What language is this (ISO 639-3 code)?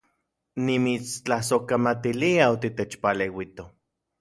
ncx